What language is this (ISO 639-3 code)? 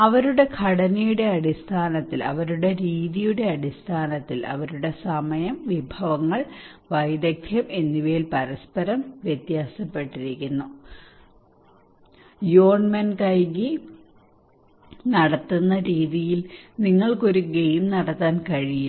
mal